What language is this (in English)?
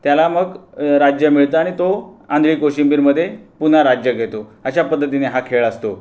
Marathi